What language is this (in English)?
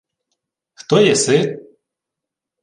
Ukrainian